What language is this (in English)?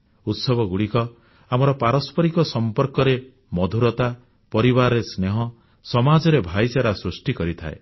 Odia